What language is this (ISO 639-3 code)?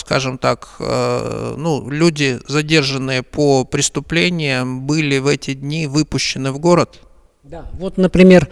rus